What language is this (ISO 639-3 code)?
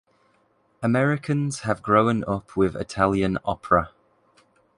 eng